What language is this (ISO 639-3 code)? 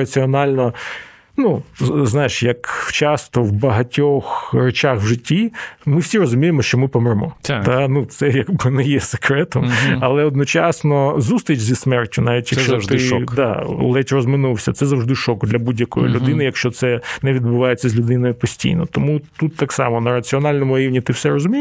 ukr